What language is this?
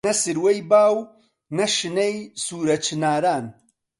Central Kurdish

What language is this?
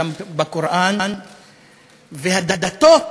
Hebrew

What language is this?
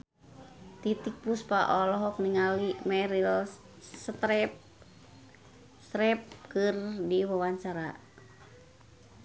Sundanese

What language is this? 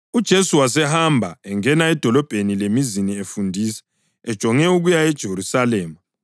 North Ndebele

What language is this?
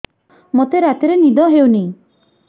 Odia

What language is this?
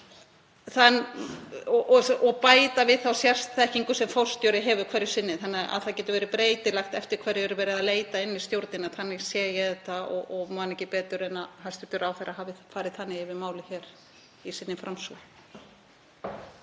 Icelandic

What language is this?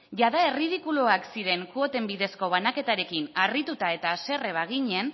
Basque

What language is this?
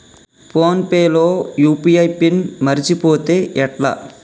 Telugu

